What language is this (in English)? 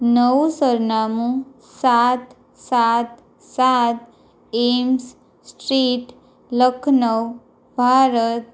Gujarati